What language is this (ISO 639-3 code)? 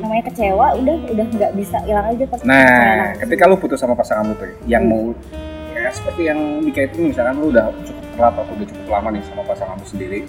ind